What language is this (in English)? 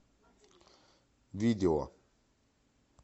Russian